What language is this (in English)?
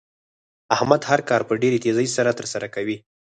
Pashto